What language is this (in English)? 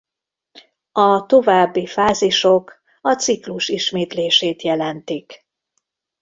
Hungarian